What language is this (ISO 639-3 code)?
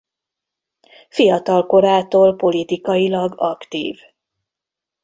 hun